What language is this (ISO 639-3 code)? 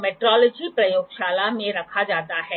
hin